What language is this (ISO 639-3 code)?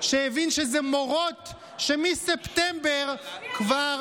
heb